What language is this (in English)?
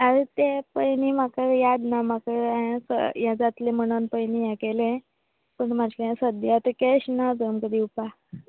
Konkani